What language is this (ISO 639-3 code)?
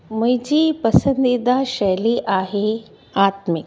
snd